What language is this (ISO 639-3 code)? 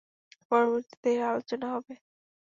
ben